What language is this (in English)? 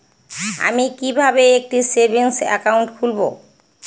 Bangla